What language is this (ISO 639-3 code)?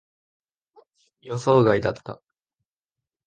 jpn